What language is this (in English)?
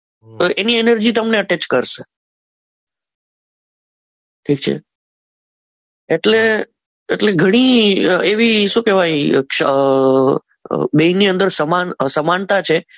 Gujarati